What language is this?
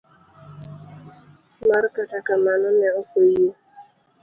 Luo (Kenya and Tanzania)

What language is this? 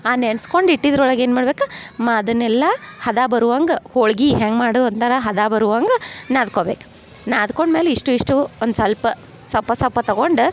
Kannada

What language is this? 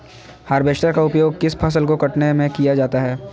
Magahi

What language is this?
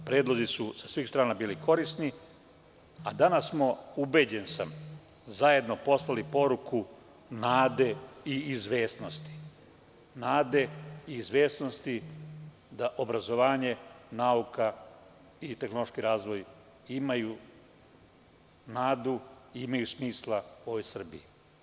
Serbian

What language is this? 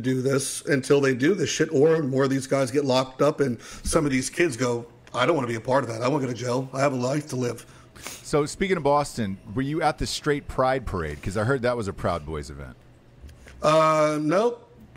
English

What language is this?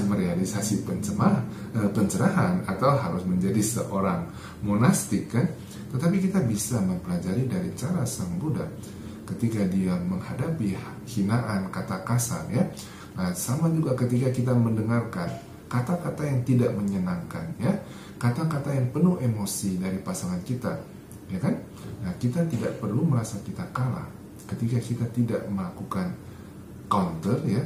Indonesian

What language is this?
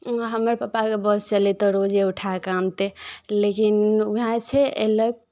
Maithili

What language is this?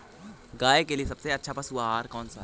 Hindi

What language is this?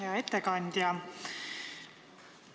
Estonian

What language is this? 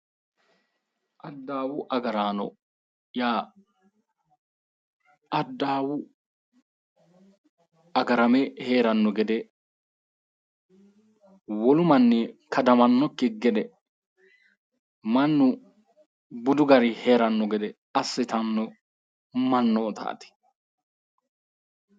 Sidamo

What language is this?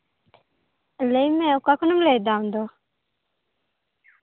Santali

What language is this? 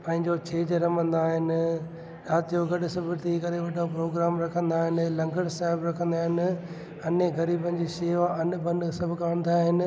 Sindhi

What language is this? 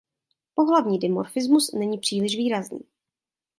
Czech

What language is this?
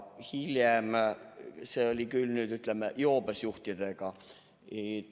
Estonian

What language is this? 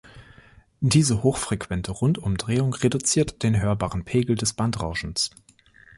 German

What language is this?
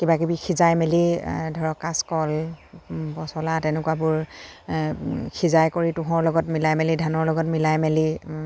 Assamese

